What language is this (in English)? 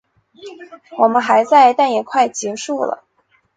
Chinese